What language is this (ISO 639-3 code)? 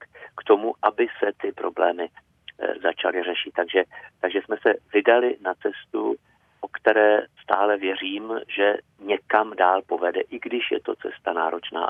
ces